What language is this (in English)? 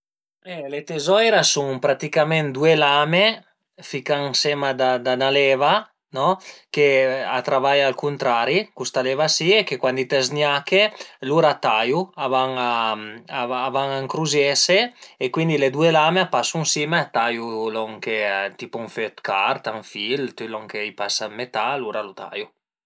Piedmontese